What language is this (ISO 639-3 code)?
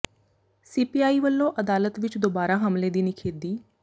pan